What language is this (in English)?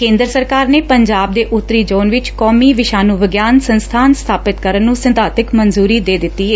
Punjabi